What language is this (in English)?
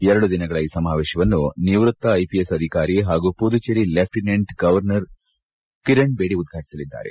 Kannada